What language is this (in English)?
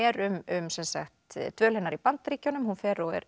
Icelandic